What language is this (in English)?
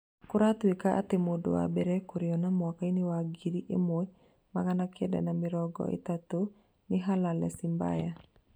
Kikuyu